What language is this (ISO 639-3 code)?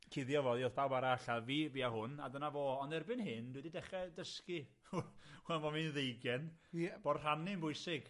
cym